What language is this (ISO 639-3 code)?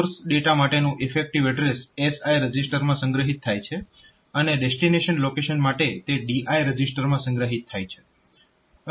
guj